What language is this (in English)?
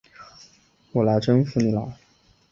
Chinese